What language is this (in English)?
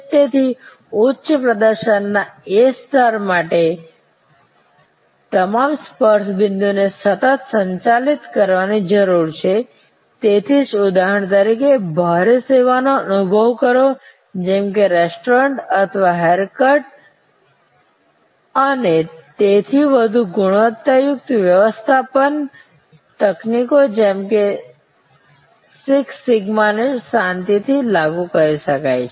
Gujarati